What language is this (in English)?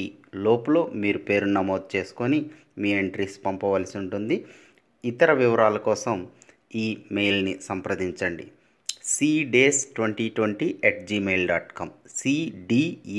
Telugu